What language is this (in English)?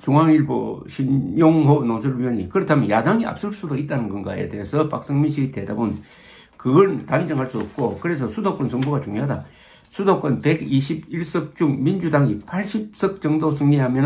Korean